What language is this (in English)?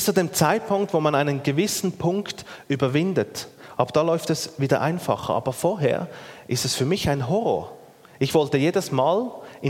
German